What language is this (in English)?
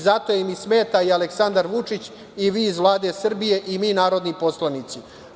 Serbian